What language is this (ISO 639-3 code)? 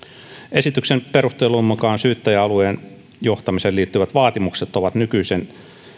fin